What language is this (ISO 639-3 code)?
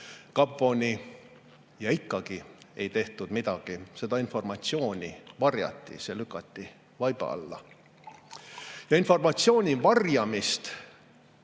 est